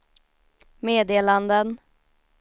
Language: Swedish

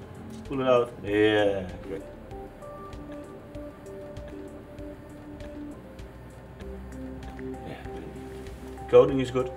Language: Dutch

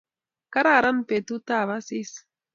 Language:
Kalenjin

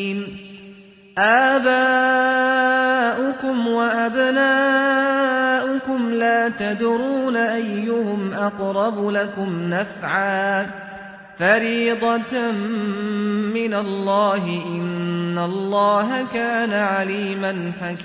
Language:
Arabic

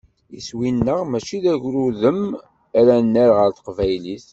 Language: Kabyle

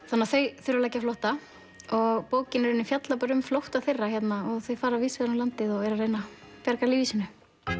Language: Icelandic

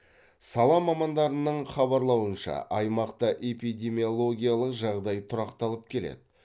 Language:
Kazakh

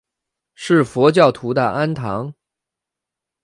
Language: Chinese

